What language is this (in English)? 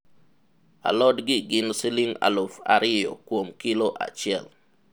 Luo (Kenya and Tanzania)